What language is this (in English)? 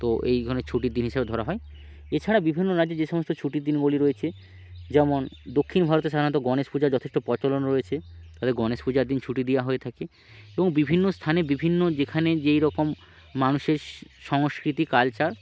Bangla